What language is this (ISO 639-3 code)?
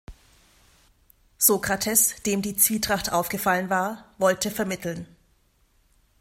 deu